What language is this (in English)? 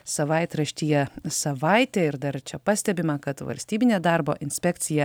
Lithuanian